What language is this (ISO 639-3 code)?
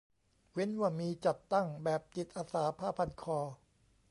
tha